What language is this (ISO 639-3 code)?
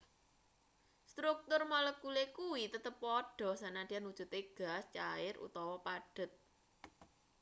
jav